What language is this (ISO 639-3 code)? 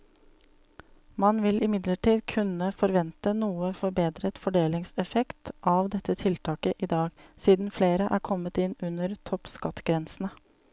nor